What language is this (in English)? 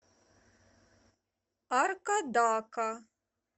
Russian